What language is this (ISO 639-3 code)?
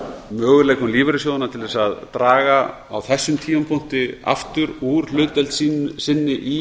isl